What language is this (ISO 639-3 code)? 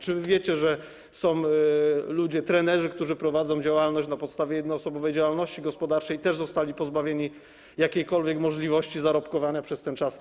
pol